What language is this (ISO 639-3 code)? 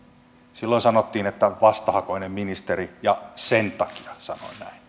fin